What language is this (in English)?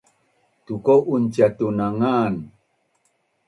Bunun